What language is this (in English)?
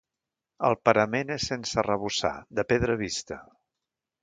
Catalan